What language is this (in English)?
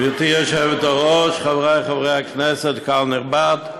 Hebrew